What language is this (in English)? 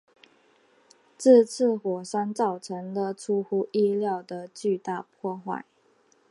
Chinese